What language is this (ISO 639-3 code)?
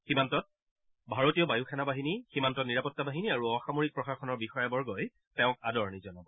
asm